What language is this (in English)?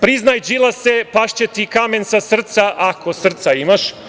Serbian